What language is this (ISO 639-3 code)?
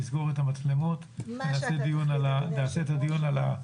heb